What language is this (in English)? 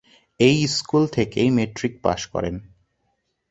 Bangla